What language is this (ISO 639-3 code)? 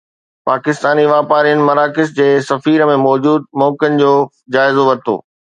snd